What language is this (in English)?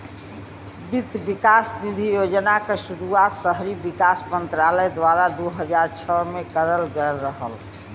Bhojpuri